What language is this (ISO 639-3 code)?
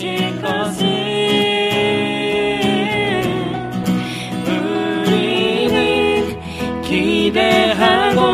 kor